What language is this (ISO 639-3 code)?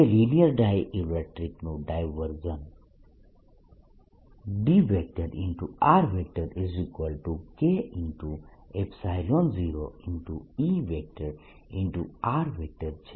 guj